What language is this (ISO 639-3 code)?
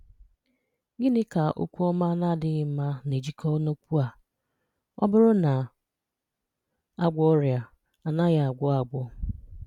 ibo